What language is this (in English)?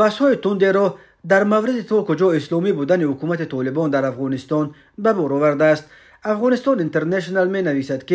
Persian